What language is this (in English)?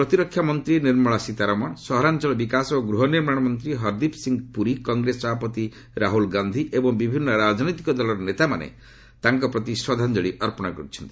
Odia